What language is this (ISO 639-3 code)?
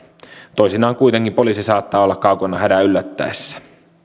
fin